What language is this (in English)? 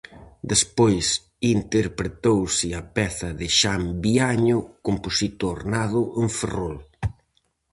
Galician